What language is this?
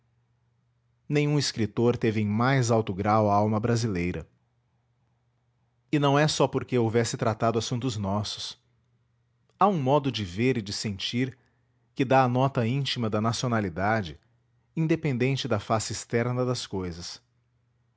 Portuguese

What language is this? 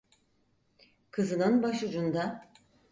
Turkish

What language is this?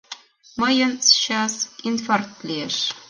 Mari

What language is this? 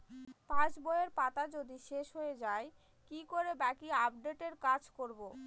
Bangla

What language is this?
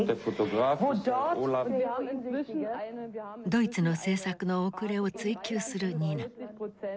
Japanese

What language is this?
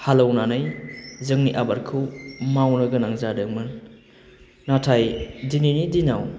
Bodo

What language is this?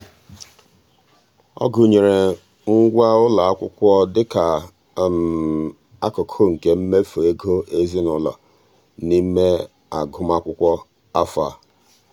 Igbo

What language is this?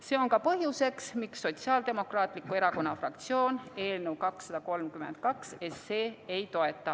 Estonian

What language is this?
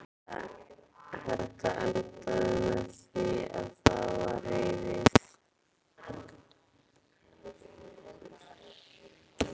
Icelandic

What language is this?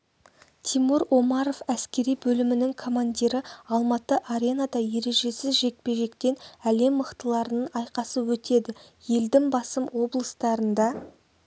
Kazakh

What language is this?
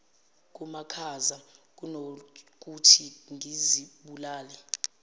Zulu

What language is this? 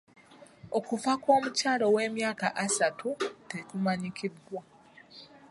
Ganda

